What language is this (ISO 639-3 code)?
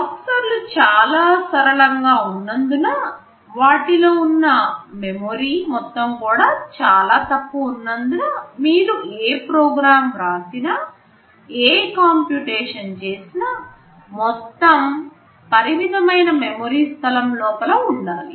tel